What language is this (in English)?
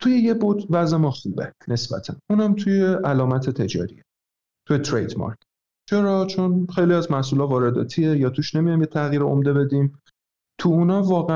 Persian